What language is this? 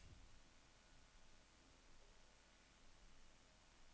Norwegian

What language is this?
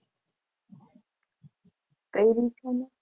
Gujarati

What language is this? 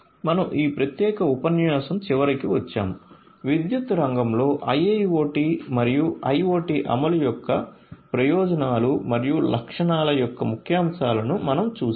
Telugu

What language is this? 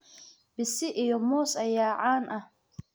Somali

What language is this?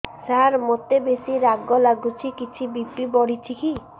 Odia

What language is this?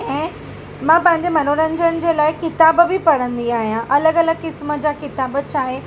Sindhi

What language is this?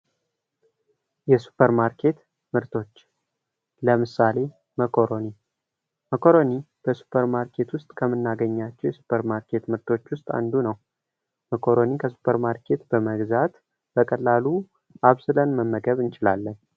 Amharic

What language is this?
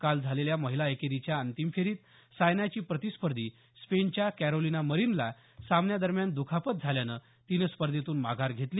Marathi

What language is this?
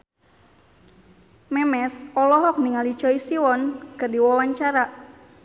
Sundanese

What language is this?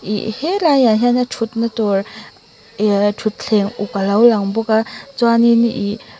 Mizo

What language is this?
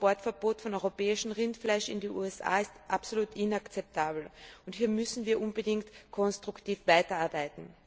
German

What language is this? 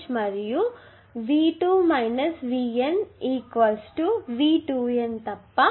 Telugu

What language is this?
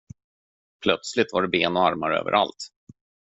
Swedish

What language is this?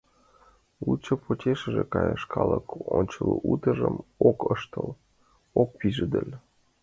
Mari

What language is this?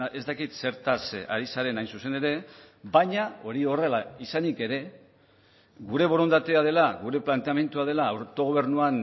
Basque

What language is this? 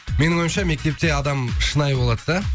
Kazakh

